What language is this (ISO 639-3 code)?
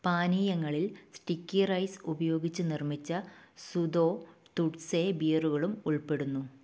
mal